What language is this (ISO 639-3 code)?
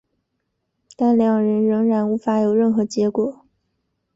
zho